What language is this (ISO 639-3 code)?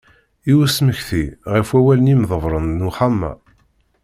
kab